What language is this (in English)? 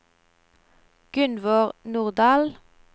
Norwegian